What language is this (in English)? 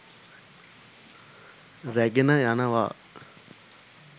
Sinhala